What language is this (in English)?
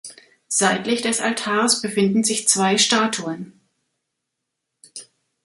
German